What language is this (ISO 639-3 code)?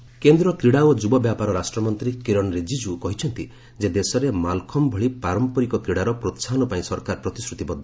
ori